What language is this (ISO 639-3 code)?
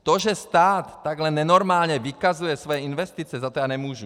ces